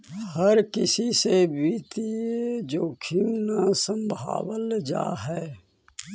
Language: Magahi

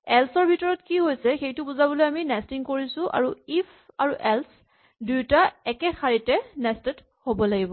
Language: Assamese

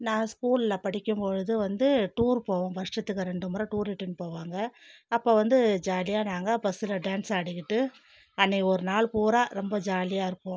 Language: Tamil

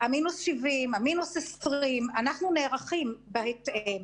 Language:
Hebrew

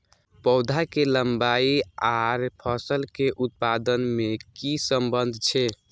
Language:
Maithili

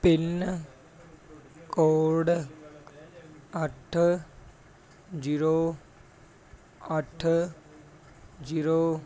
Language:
Punjabi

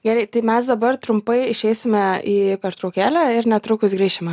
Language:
Lithuanian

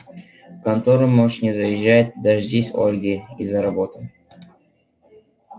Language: Russian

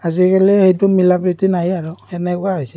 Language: Assamese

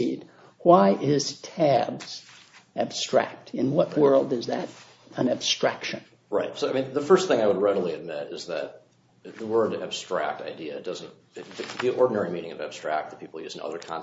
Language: English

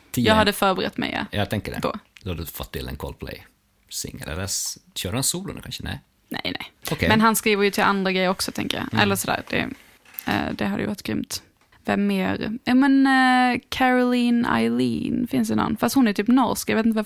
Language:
Swedish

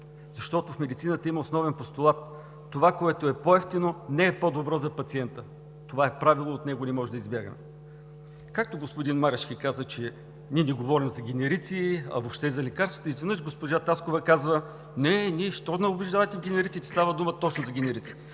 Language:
Bulgarian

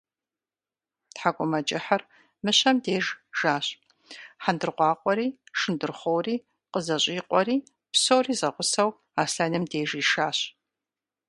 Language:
Kabardian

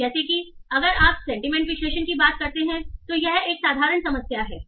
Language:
Hindi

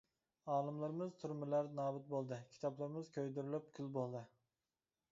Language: Uyghur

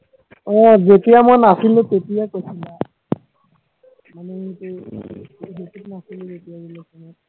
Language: Assamese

